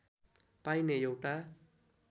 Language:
Nepali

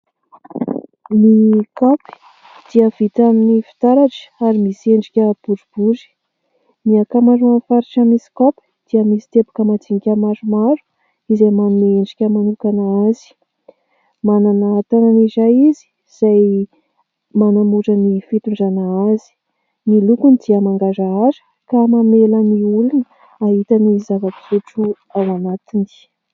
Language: Malagasy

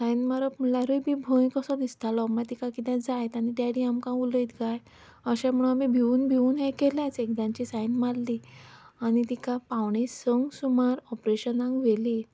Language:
Konkani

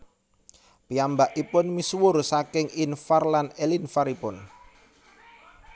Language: Javanese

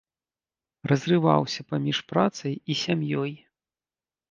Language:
Belarusian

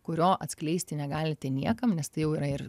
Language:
Lithuanian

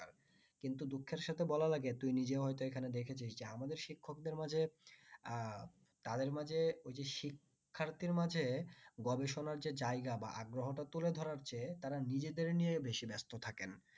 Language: Bangla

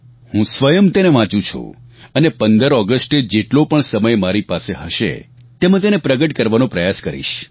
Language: Gujarati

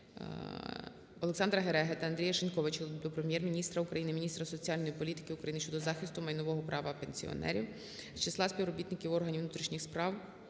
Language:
Ukrainian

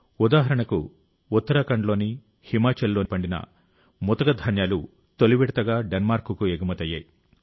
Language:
Telugu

